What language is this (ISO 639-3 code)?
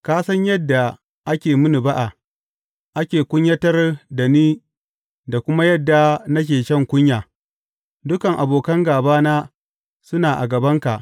hau